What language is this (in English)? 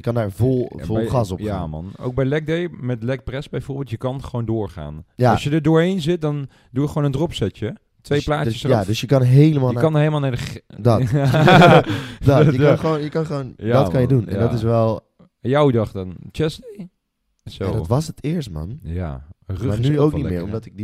Dutch